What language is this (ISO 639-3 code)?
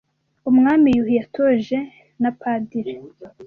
kin